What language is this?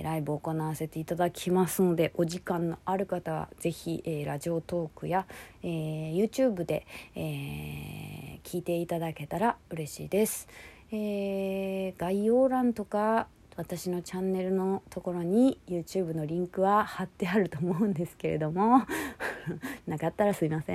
Japanese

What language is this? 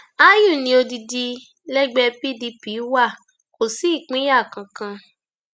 Yoruba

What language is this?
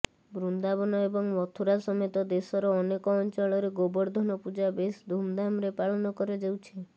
Odia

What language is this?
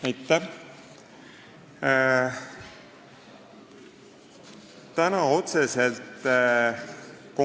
Estonian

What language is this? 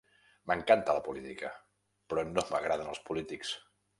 Catalan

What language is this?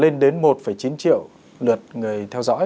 Vietnamese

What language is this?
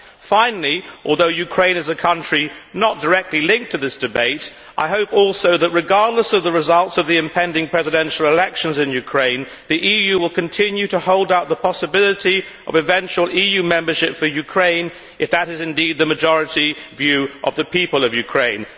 English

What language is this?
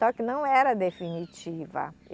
Portuguese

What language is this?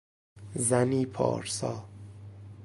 Persian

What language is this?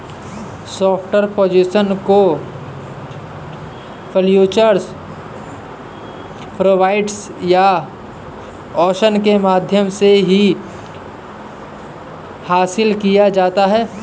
Hindi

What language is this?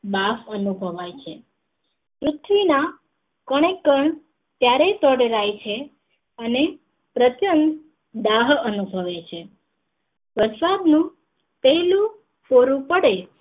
Gujarati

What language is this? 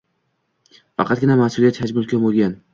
Uzbek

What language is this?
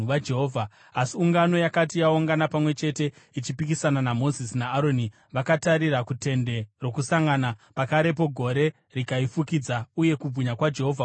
Shona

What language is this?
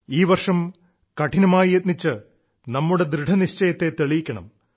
Malayalam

